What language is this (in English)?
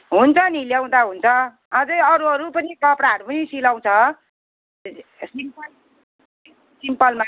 Nepali